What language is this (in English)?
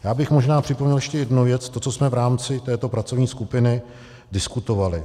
Czech